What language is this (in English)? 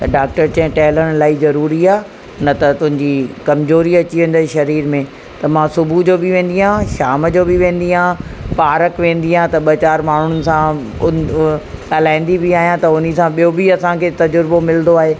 Sindhi